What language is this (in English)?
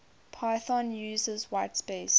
English